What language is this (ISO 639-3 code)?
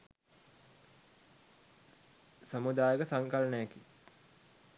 sin